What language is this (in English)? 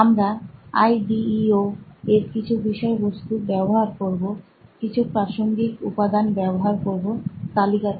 Bangla